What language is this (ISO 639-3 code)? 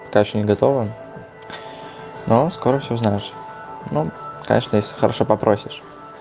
rus